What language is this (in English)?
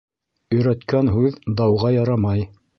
Bashkir